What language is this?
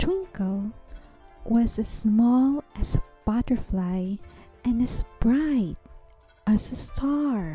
English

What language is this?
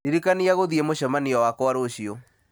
Kikuyu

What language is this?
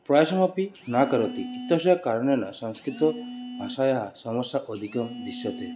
Sanskrit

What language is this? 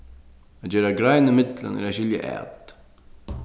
Faroese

